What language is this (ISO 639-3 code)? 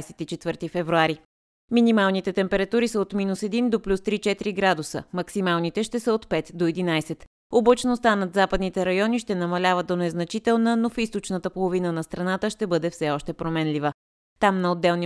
bul